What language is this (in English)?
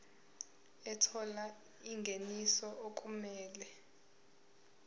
Zulu